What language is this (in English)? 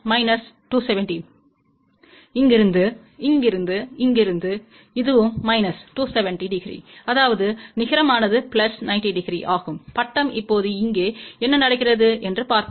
Tamil